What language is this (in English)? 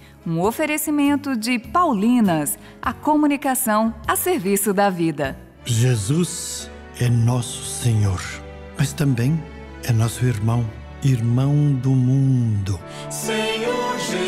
Portuguese